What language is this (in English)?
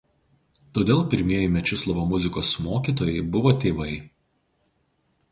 Lithuanian